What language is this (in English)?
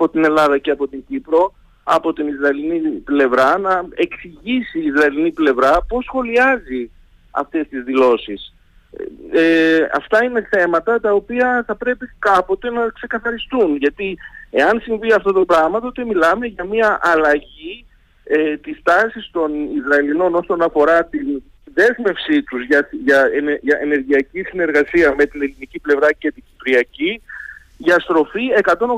Greek